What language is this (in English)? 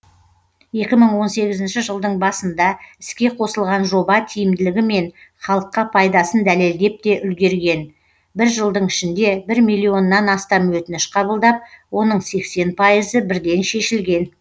Kazakh